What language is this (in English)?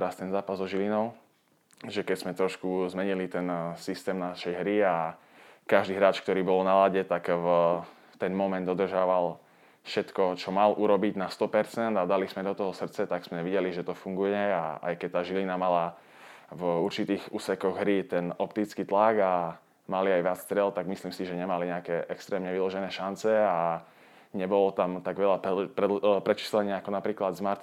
Slovak